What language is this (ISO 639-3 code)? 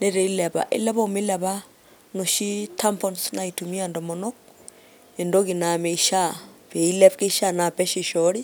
mas